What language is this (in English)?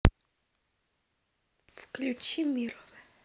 Russian